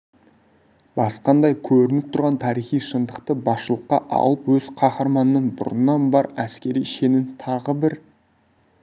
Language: Kazakh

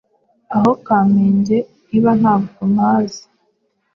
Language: Kinyarwanda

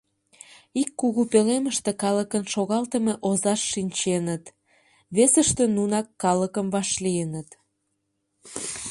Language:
Mari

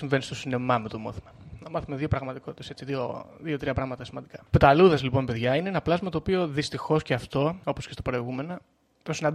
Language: Greek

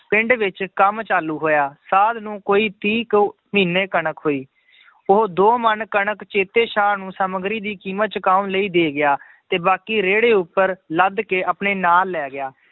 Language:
Punjabi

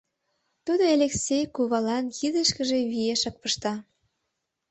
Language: Mari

